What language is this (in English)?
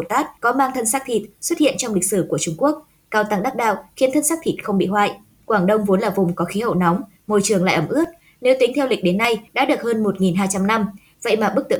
Vietnamese